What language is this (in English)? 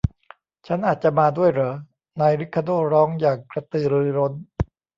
Thai